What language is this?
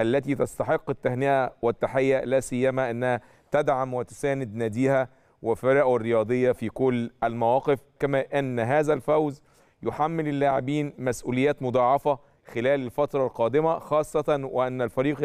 Arabic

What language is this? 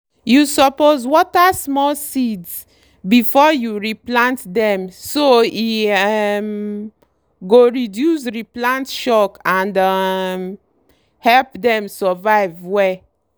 Nigerian Pidgin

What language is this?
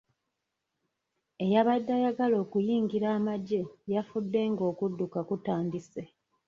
Ganda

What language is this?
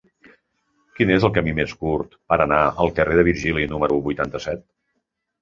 Catalan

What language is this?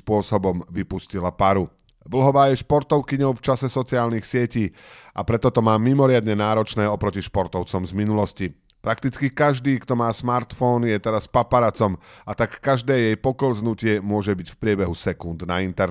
Slovak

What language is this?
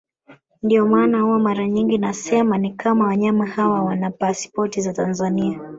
Swahili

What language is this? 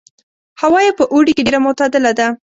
Pashto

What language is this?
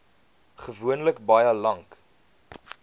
Afrikaans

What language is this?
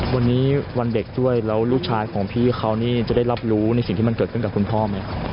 Thai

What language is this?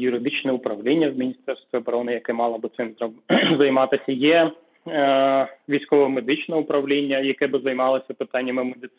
Ukrainian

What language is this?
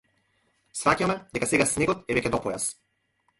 Macedonian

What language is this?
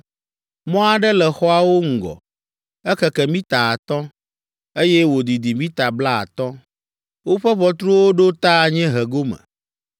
Ewe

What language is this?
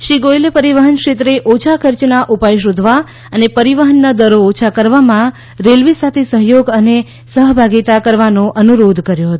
Gujarati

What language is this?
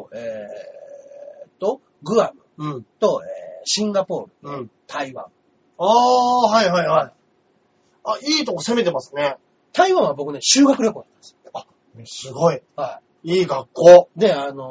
Japanese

